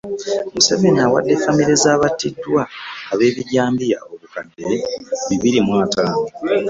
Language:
Ganda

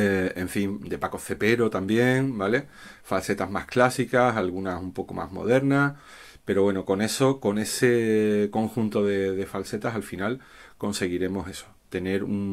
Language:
Spanish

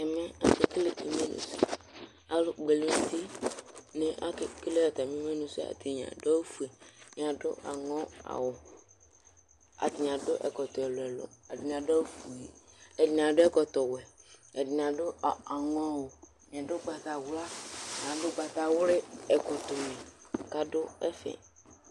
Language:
Ikposo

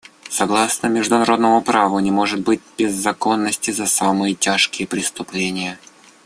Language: Russian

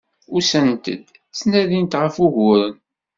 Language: Kabyle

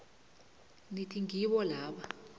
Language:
South Ndebele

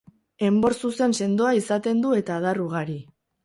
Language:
Basque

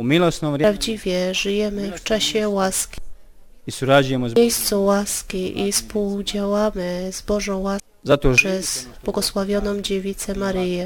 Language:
Polish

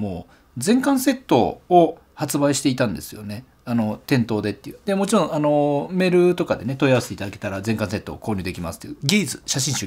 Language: Japanese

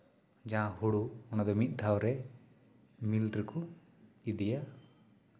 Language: Santali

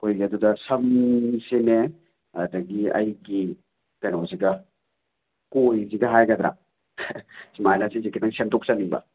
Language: Manipuri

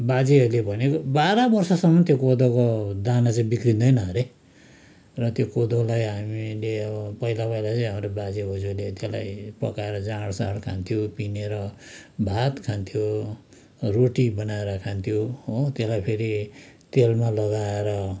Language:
Nepali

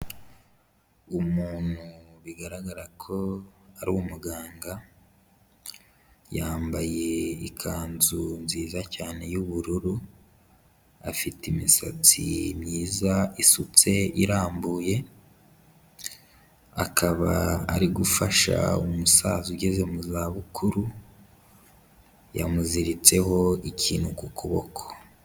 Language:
Kinyarwanda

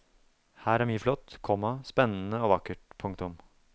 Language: Norwegian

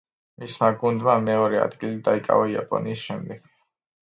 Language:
Georgian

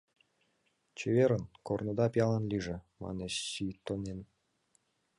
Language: Mari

